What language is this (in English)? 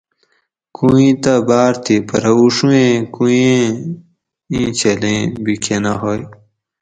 Gawri